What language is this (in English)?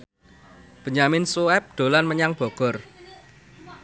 Javanese